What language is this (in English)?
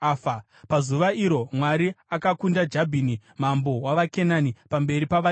Shona